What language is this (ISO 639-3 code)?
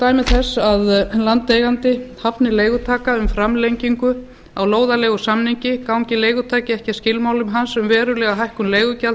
isl